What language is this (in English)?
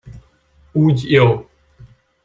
Hungarian